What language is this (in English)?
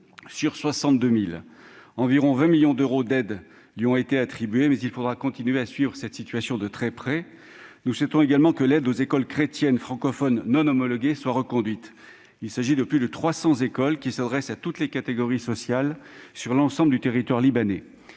French